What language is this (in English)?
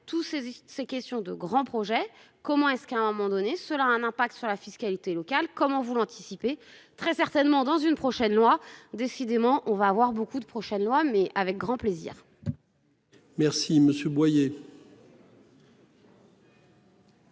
French